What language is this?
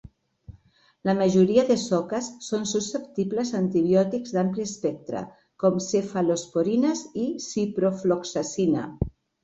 Catalan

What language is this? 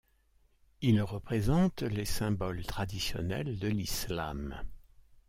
French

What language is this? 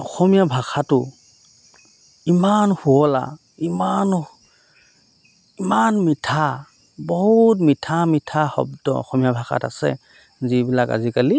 Assamese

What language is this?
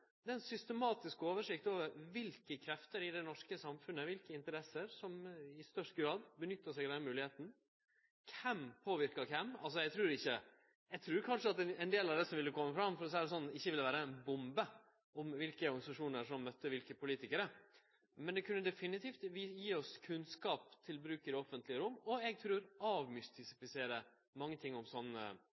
Norwegian Nynorsk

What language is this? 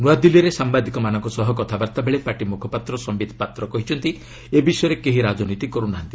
Odia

